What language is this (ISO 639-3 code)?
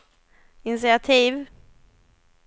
swe